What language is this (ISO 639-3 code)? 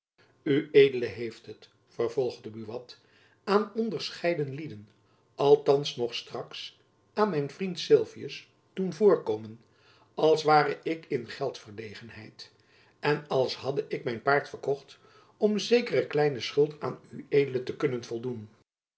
nld